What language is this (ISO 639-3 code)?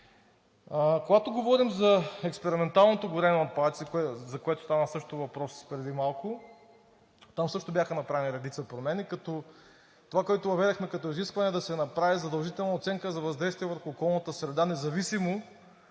bul